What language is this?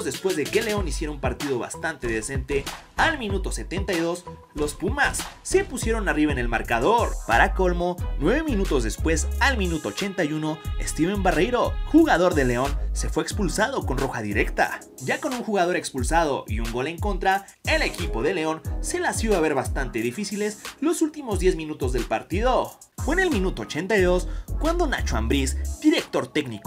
Spanish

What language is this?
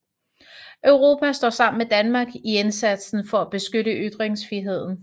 Danish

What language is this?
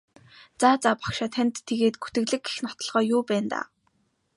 Mongolian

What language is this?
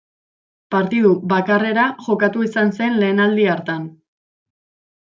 Basque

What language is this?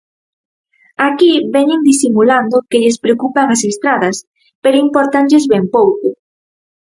Galician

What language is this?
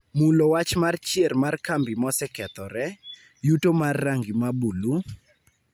Luo (Kenya and Tanzania)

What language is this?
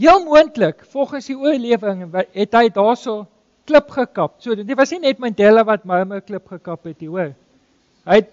Dutch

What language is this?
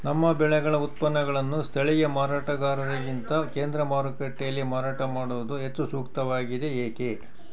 Kannada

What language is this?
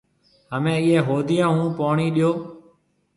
Marwari (Pakistan)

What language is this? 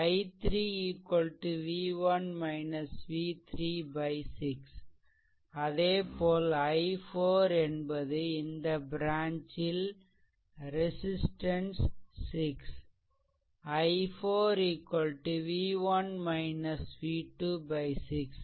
Tamil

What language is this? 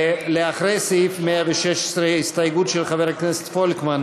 Hebrew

